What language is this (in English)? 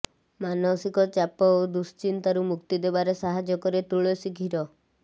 Odia